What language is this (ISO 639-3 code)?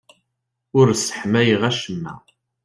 kab